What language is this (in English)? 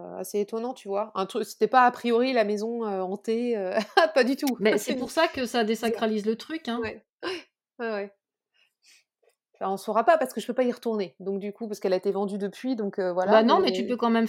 French